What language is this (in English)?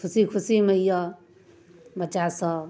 Maithili